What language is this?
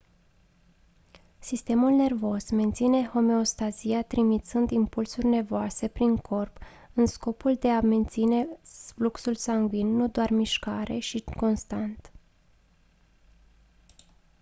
Romanian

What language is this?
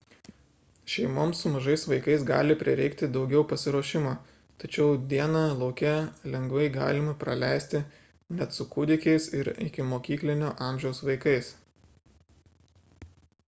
Lithuanian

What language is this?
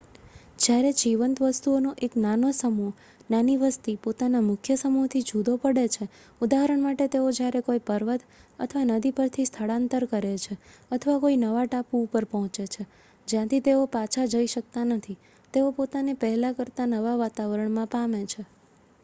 Gujarati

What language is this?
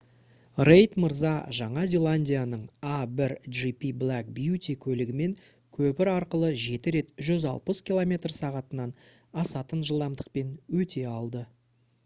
Kazakh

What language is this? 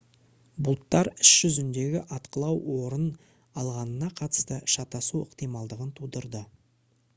Kazakh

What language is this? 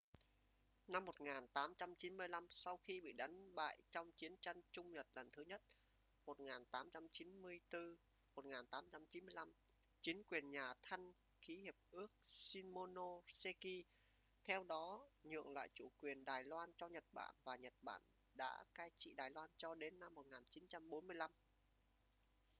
Vietnamese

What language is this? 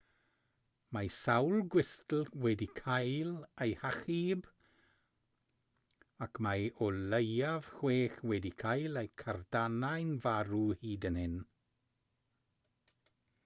Welsh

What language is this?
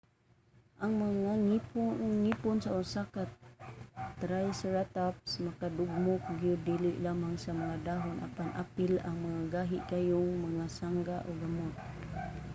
Cebuano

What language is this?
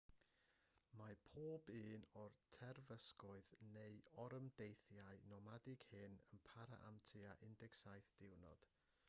Welsh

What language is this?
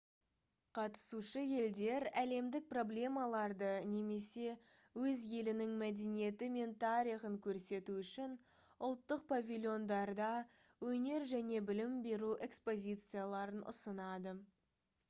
Kazakh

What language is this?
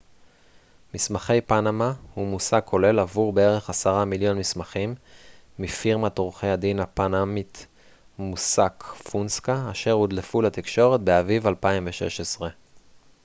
Hebrew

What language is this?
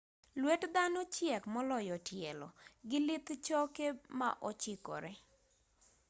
Luo (Kenya and Tanzania)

